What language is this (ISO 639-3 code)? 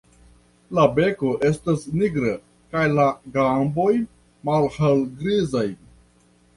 epo